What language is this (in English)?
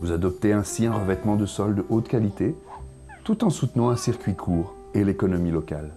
French